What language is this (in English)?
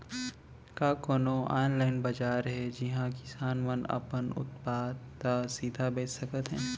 Chhattisgarhi